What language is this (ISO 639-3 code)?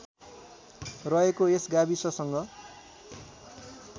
nep